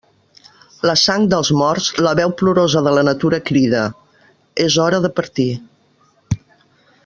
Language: Catalan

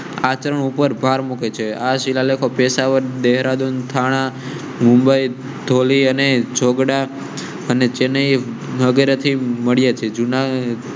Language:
Gujarati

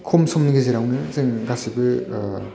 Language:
Bodo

